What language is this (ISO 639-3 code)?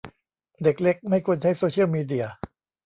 tha